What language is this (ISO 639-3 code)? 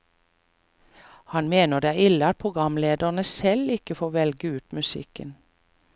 nor